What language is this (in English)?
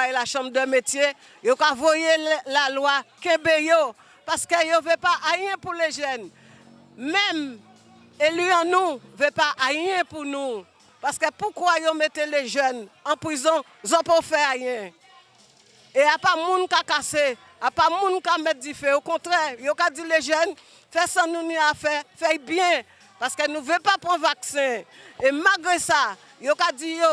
French